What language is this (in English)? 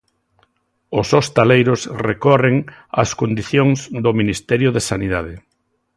Galician